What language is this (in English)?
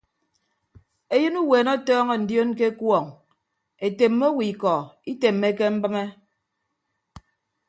Ibibio